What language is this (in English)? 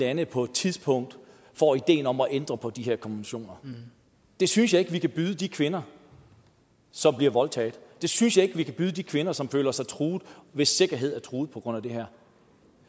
Danish